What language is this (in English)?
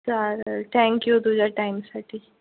Marathi